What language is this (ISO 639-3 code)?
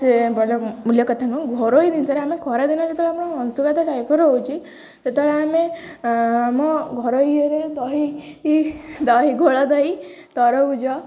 ori